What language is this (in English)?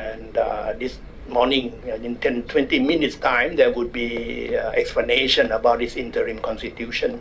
English